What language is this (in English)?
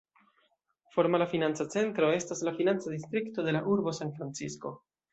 Esperanto